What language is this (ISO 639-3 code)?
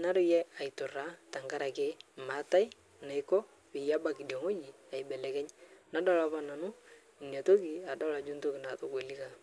mas